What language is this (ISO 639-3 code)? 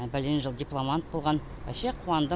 kaz